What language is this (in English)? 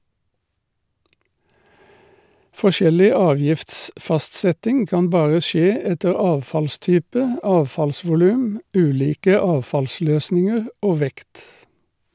Norwegian